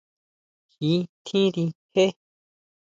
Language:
Huautla Mazatec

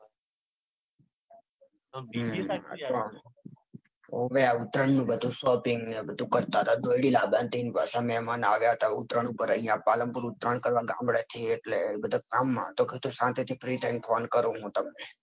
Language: Gujarati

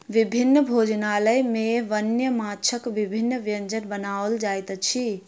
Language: Maithili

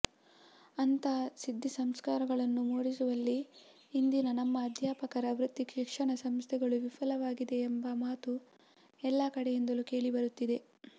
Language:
Kannada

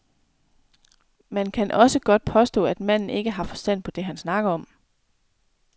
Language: Danish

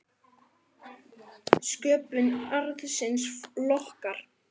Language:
Icelandic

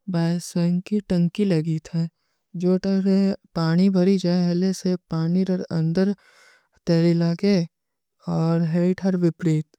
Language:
Kui (India)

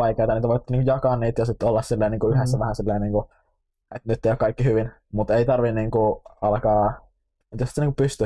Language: Finnish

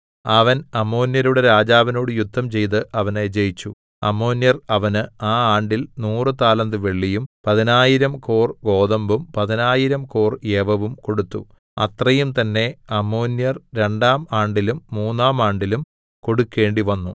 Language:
Malayalam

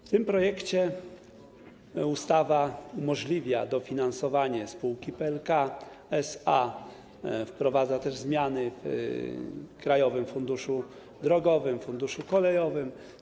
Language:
Polish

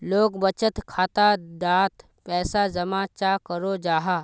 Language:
Magahi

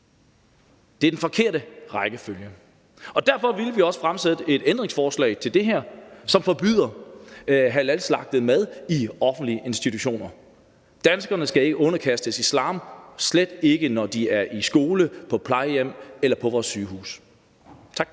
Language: Danish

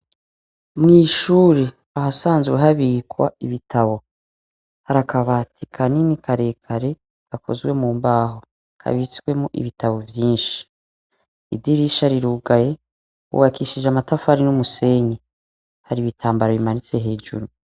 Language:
Rundi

